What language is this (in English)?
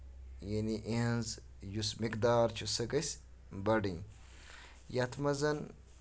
Kashmiri